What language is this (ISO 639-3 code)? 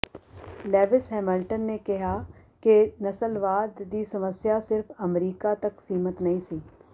pan